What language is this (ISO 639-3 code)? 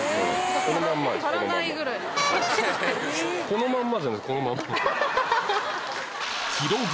jpn